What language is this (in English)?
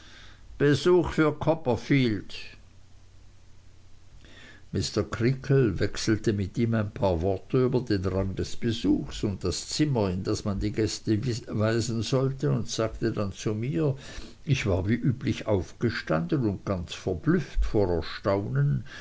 German